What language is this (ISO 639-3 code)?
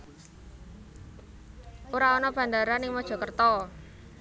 jav